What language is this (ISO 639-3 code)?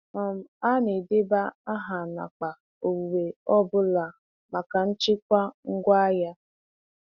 ibo